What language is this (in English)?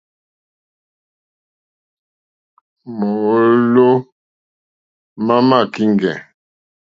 Mokpwe